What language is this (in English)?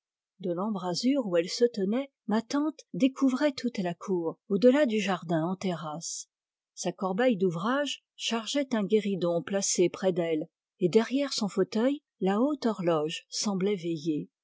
French